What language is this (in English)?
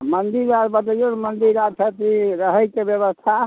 Maithili